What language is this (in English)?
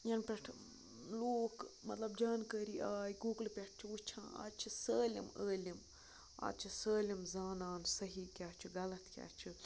Kashmiri